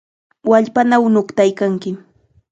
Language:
Chiquián Ancash Quechua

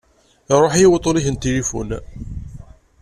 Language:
Kabyle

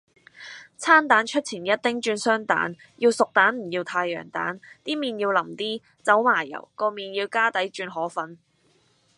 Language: Cantonese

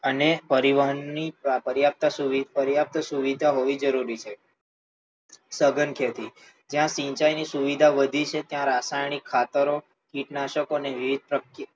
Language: Gujarati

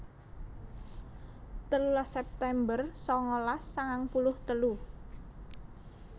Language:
Javanese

